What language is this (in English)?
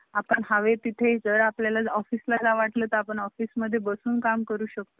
Marathi